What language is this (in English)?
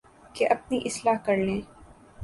Urdu